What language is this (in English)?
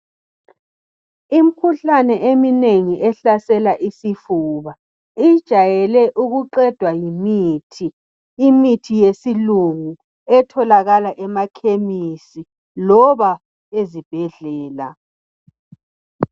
North Ndebele